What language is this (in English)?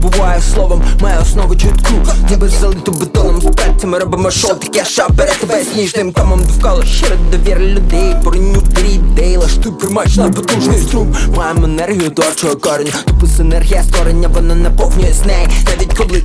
Ukrainian